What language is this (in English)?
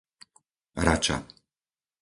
Slovak